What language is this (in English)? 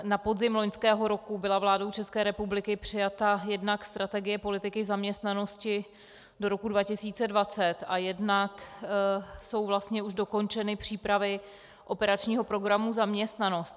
Czech